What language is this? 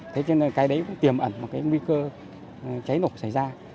Vietnamese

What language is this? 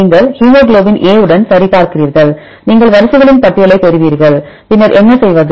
Tamil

